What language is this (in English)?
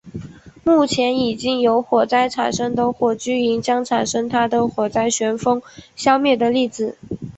Chinese